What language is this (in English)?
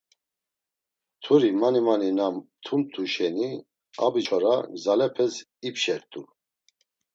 Laz